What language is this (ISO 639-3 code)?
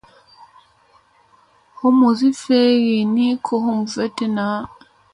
mse